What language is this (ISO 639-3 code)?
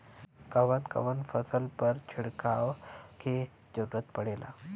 bho